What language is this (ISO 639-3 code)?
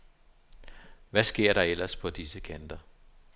dan